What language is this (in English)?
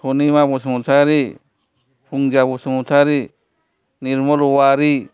Bodo